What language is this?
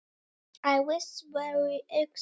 Icelandic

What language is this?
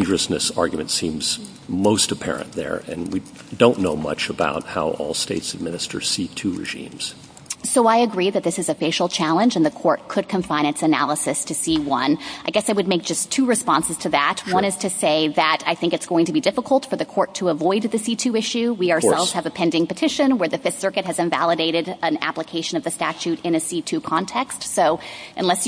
English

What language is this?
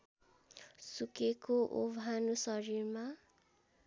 Nepali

